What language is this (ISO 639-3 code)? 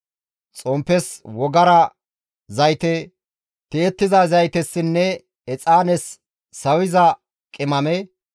gmv